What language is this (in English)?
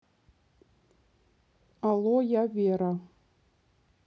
Russian